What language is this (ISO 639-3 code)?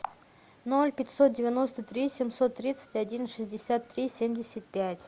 rus